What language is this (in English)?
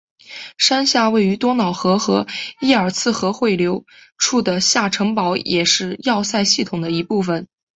Chinese